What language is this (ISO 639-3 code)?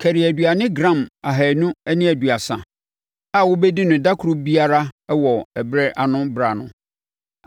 aka